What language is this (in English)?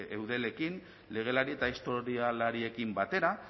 Basque